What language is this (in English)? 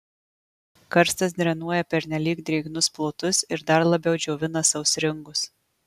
Lithuanian